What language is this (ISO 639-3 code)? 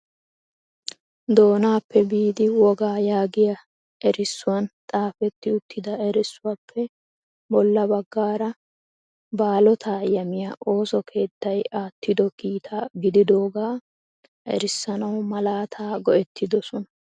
wal